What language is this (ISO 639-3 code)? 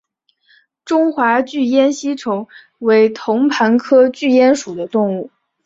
zho